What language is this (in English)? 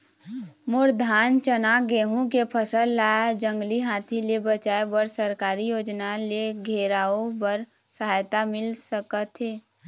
Chhattisgarhi